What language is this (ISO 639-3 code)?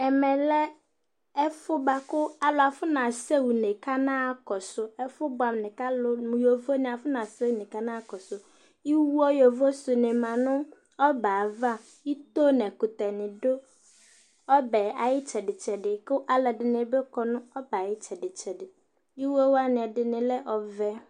kpo